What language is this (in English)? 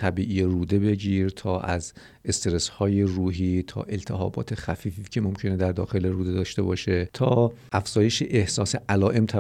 Persian